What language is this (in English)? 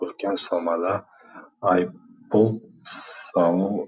Kazakh